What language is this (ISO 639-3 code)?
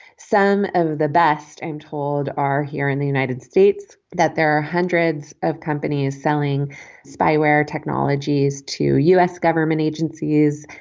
eng